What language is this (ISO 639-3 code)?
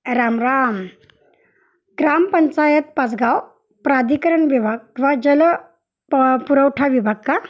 mar